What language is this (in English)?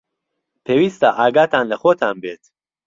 Central Kurdish